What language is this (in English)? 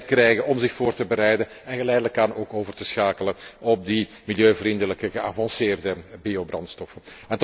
Dutch